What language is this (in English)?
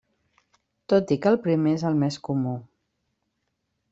Catalan